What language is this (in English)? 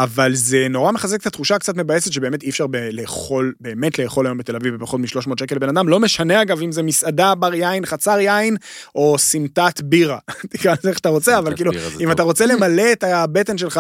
Hebrew